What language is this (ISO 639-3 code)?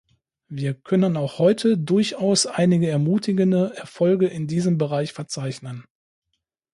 deu